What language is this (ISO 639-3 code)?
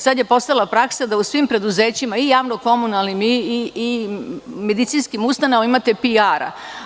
srp